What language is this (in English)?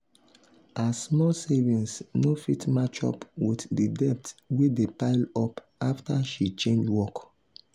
Nigerian Pidgin